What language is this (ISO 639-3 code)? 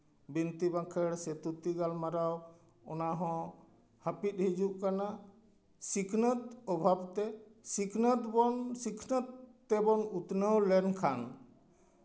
sat